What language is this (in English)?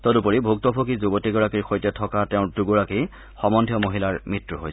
Assamese